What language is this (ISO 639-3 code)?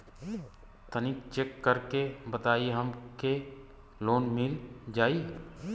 bho